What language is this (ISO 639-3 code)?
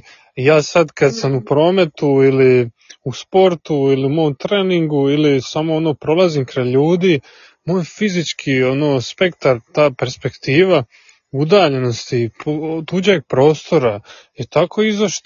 hrv